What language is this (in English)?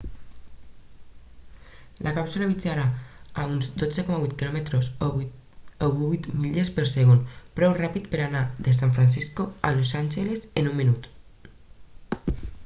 Catalan